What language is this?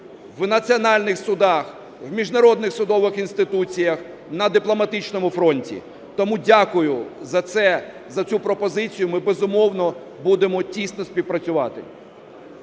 Ukrainian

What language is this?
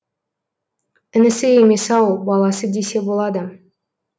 Kazakh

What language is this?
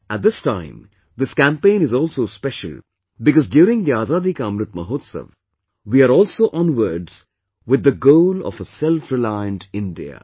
English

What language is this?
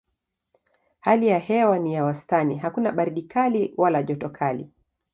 Swahili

